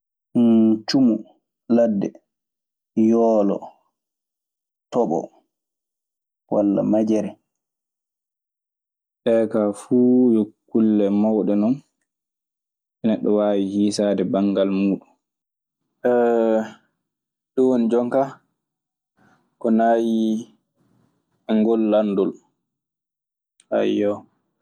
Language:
Maasina Fulfulde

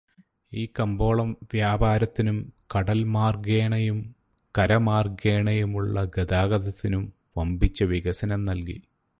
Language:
Malayalam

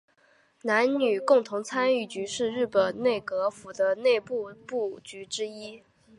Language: Chinese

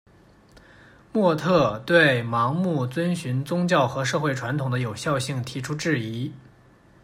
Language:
Chinese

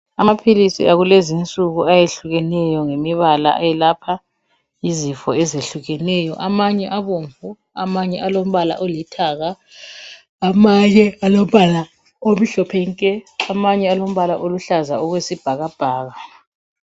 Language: North Ndebele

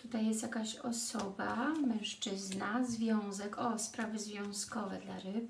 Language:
Polish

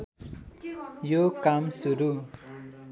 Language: Nepali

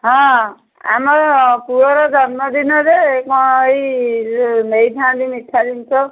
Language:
Odia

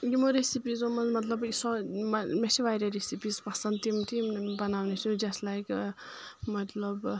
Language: Kashmiri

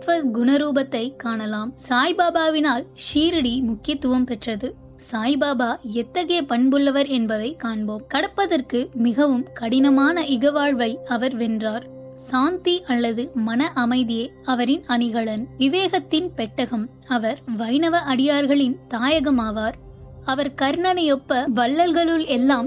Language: Tamil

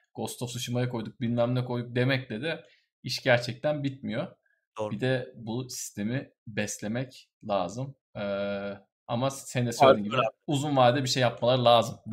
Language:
Turkish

